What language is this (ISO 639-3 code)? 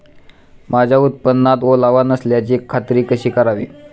mar